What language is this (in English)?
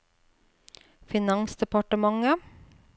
Norwegian